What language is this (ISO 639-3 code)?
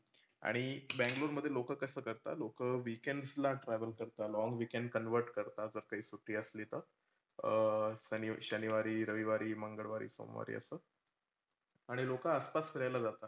mar